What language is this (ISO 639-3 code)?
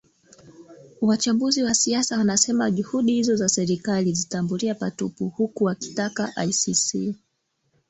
swa